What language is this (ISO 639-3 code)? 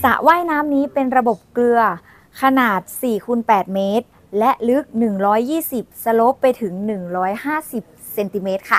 tha